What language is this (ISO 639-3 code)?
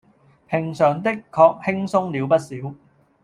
yue